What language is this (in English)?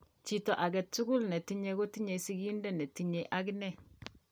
Kalenjin